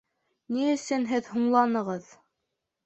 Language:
Bashkir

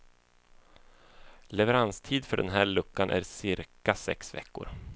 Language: Swedish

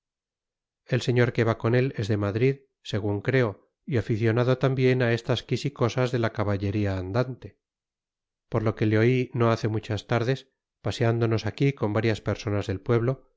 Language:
Spanish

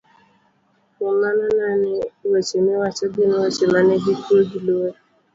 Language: Luo (Kenya and Tanzania)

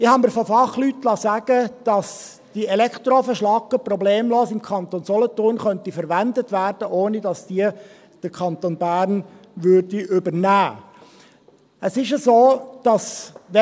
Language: Swiss German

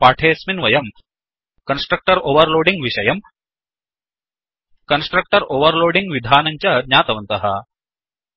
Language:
Sanskrit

